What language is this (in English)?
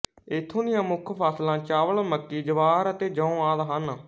Punjabi